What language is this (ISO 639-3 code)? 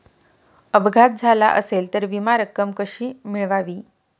mar